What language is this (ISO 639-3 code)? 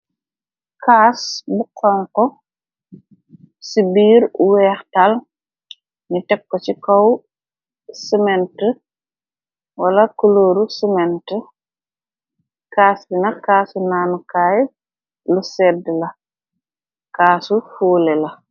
wol